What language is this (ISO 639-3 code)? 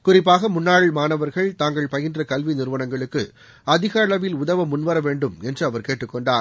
tam